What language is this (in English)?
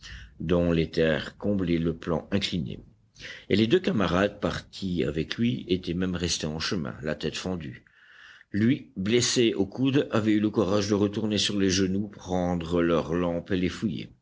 French